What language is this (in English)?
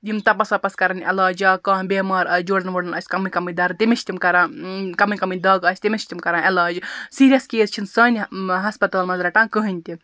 Kashmiri